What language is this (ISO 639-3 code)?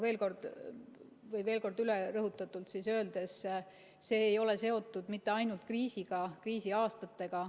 est